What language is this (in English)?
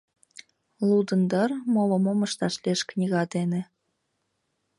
Mari